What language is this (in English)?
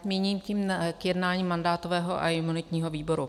Czech